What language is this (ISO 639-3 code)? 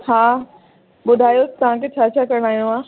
snd